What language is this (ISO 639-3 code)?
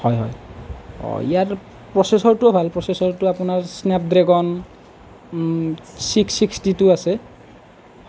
asm